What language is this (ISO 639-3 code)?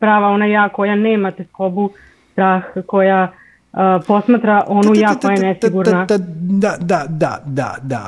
hrv